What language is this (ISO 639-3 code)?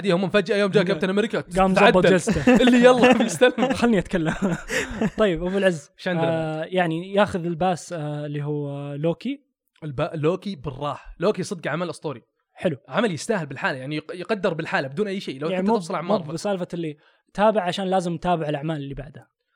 ara